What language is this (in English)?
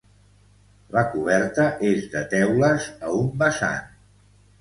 Catalan